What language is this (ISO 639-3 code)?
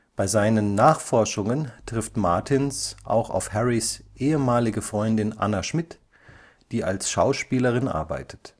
deu